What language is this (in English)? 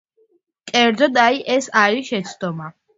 Georgian